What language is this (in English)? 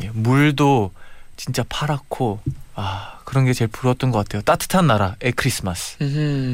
Korean